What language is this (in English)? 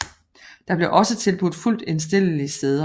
Danish